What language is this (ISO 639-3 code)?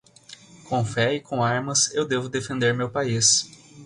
por